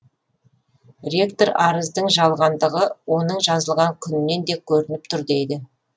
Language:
Kazakh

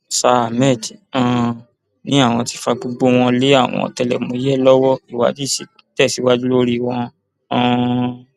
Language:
Yoruba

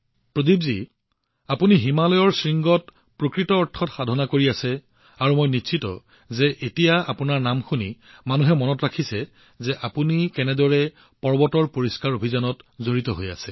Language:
Assamese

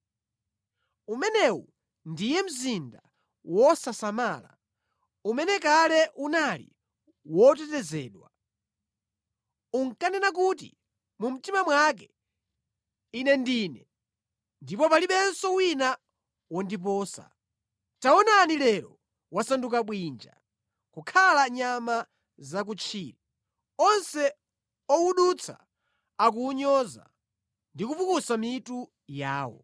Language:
Nyanja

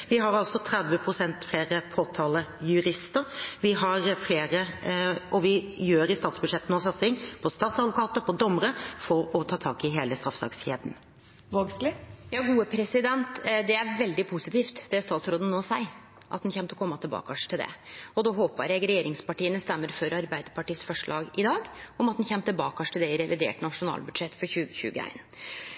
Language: Norwegian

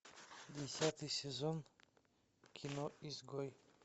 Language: Russian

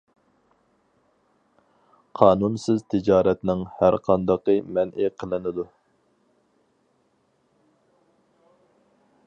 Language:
Uyghur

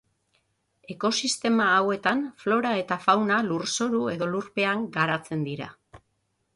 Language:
Basque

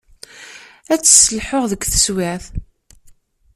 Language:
Kabyle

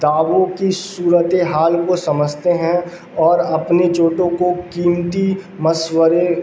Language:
Urdu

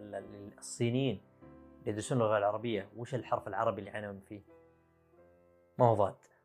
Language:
Arabic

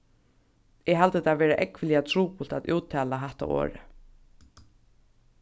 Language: Faroese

